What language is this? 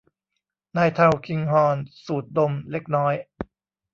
Thai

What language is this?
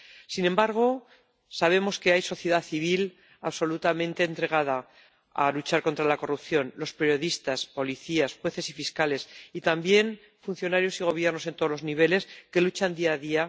Spanish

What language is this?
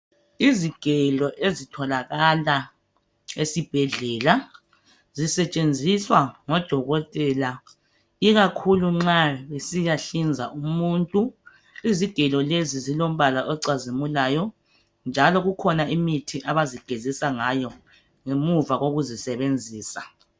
North Ndebele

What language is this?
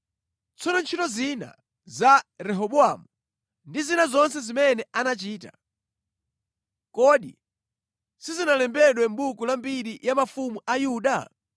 Nyanja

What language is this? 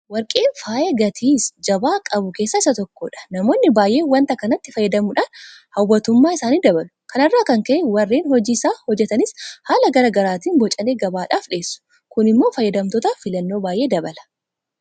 Oromo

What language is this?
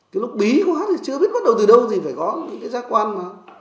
Vietnamese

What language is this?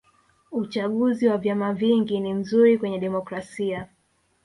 Swahili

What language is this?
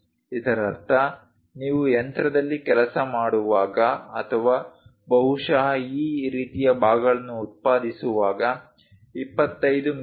Kannada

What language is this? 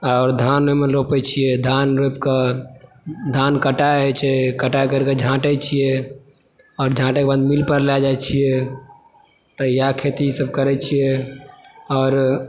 Maithili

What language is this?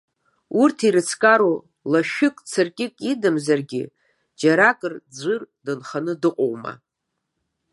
Abkhazian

